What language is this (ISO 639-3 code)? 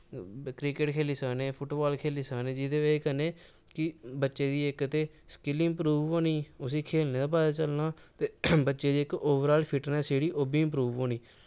doi